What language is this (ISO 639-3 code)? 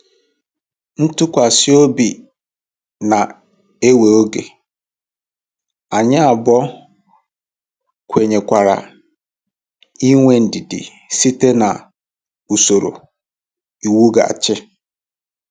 ibo